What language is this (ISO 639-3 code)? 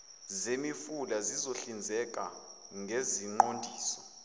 zul